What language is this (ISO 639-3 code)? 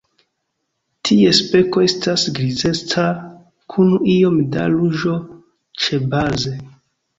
epo